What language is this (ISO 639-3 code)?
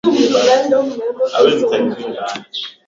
swa